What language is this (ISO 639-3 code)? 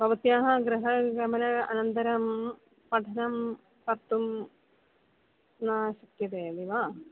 san